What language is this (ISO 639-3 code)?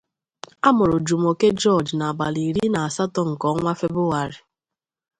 ibo